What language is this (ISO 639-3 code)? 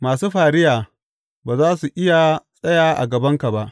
hau